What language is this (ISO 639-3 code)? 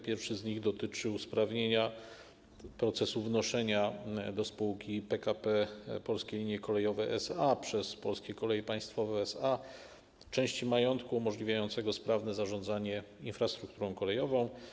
pol